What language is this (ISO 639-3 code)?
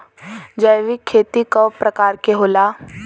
bho